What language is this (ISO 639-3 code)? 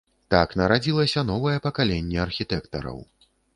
bel